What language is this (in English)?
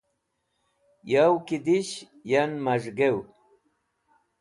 Wakhi